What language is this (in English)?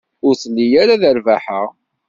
Kabyle